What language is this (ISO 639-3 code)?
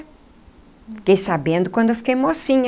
por